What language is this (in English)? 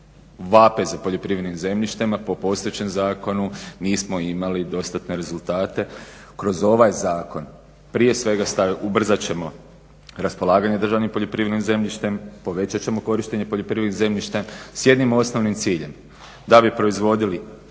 Croatian